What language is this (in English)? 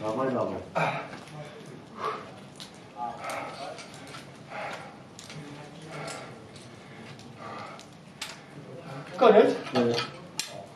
Polish